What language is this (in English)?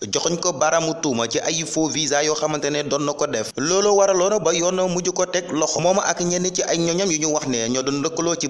Dutch